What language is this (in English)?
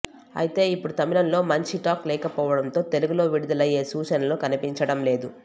Telugu